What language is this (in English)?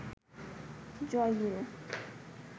Bangla